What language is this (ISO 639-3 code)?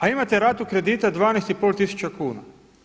hrv